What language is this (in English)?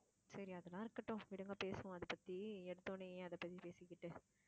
Tamil